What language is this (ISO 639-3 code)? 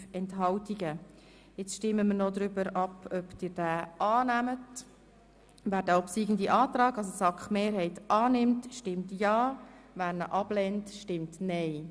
gsw